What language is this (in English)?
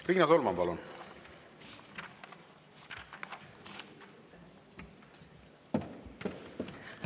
Estonian